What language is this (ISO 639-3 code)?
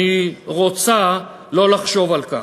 heb